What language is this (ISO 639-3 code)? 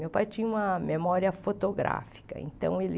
por